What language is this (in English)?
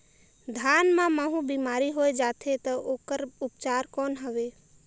Chhattisgarhi